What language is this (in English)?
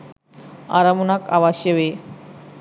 Sinhala